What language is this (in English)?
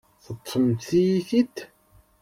Kabyle